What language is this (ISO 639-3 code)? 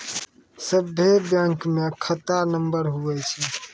mai